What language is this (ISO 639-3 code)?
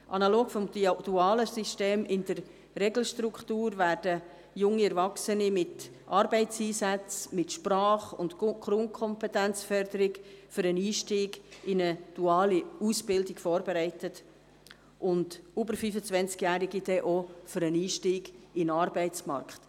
gsw